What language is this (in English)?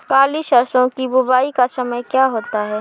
Hindi